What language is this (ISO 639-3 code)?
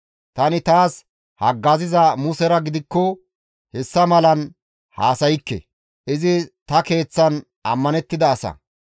gmv